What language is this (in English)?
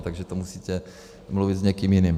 Czech